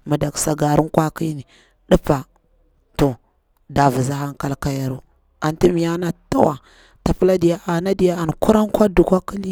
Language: Bura-Pabir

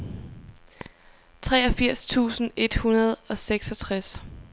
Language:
Danish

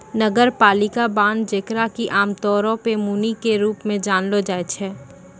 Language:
Maithili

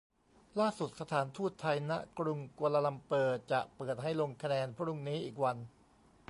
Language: Thai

